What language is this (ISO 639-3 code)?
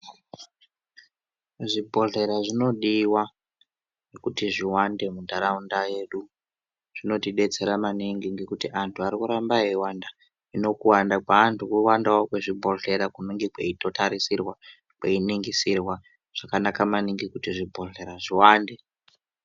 ndc